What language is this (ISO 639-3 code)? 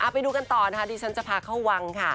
tha